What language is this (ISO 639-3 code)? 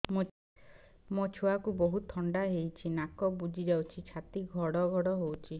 ori